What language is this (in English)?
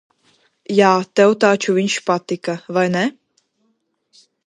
Latvian